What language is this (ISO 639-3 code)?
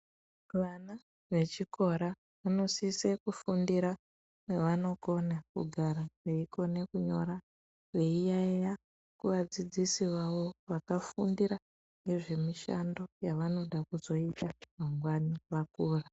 ndc